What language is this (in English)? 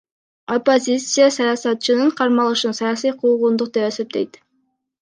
Kyrgyz